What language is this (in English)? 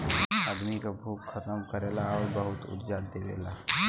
Bhojpuri